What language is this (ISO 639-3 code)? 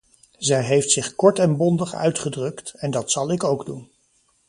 nld